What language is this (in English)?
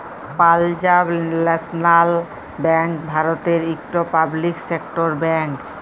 Bangla